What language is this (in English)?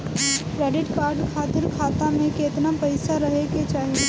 Bhojpuri